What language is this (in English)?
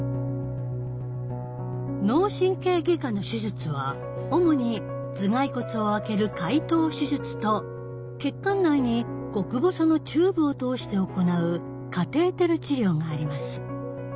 Japanese